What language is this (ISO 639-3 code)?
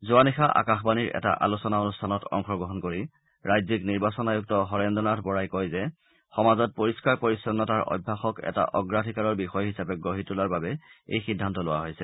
asm